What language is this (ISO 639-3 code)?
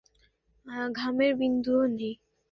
ben